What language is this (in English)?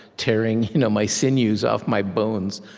English